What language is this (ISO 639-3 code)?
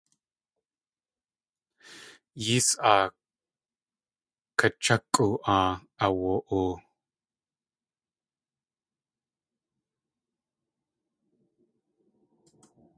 tli